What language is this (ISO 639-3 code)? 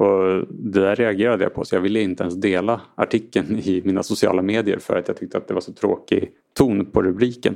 swe